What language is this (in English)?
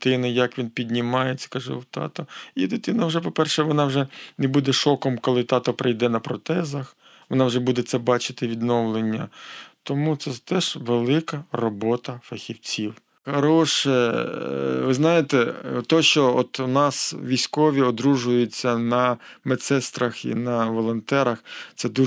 Ukrainian